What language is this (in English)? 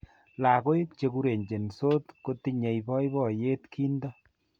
Kalenjin